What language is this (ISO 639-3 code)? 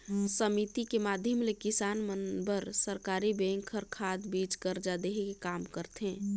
hne